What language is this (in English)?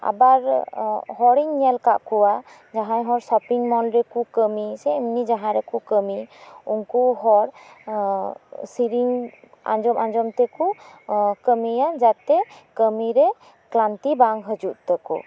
Santali